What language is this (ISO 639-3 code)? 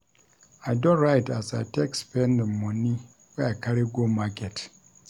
pcm